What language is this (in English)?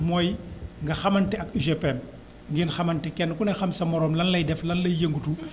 Wolof